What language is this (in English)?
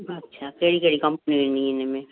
Sindhi